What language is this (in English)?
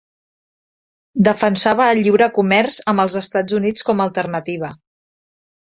Catalan